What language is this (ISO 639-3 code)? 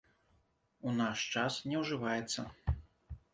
bel